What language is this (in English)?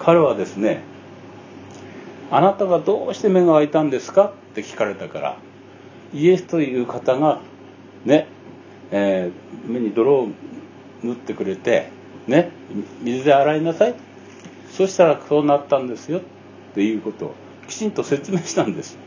Japanese